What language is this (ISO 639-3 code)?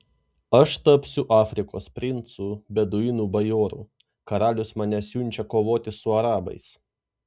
lit